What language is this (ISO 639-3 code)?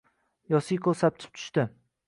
uzb